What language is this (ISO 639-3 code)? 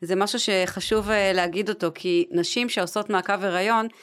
heb